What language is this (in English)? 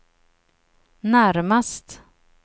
Swedish